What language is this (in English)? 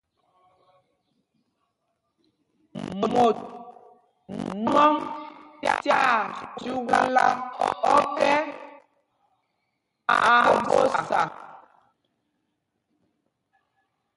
Mpumpong